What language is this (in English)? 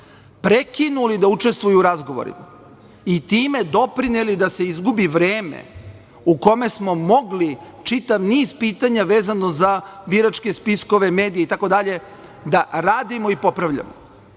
Serbian